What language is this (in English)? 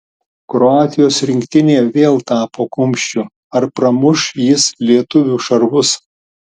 Lithuanian